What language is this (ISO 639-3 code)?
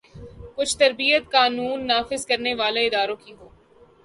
urd